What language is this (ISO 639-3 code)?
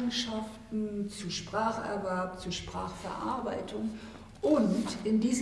deu